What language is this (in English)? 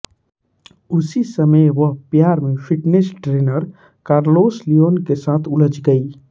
Hindi